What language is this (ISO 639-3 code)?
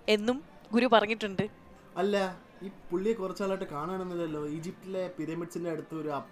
mal